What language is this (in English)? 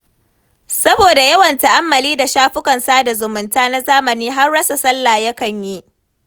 Hausa